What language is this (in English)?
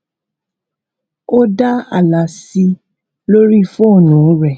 Yoruba